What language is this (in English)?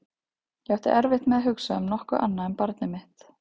Icelandic